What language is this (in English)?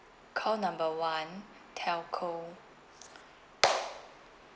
English